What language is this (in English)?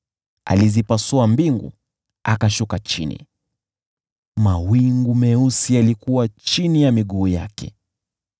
Swahili